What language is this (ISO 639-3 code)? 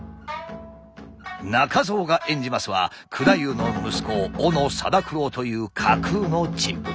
jpn